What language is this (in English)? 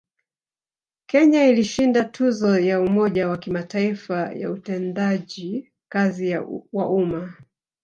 Swahili